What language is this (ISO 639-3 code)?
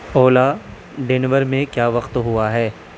urd